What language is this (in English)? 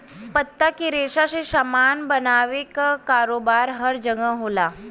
Bhojpuri